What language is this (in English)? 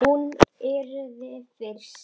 Icelandic